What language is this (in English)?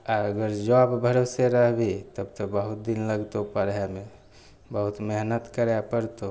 Maithili